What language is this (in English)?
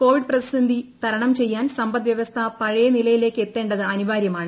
Malayalam